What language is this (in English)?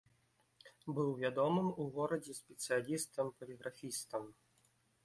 Belarusian